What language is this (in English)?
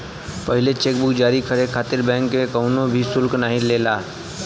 Bhojpuri